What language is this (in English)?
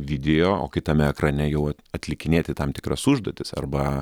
Lithuanian